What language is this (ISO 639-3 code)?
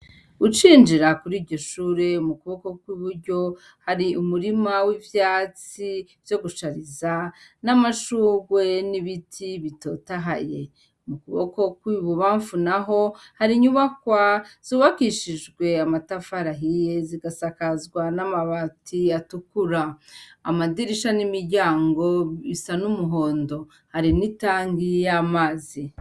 run